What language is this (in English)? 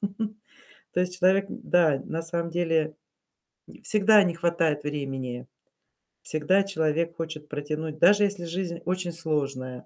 Russian